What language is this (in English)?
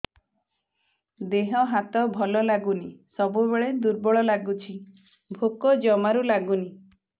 Odia